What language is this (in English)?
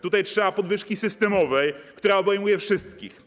Polish